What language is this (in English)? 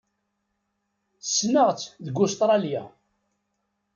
Kabyle